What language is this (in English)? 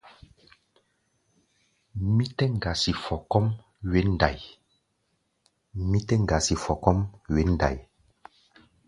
Gbaya